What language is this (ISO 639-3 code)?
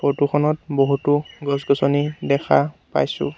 asm